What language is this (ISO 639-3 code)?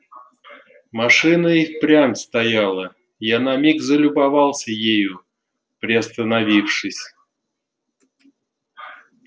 rus